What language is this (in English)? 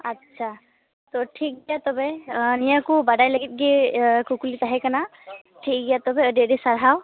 Santali